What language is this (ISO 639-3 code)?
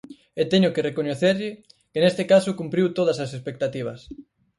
glg